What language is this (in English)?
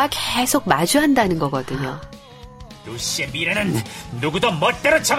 Korean